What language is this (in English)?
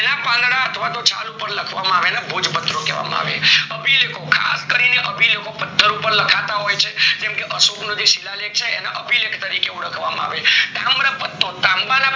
Gujarati